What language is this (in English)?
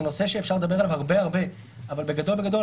Hebrew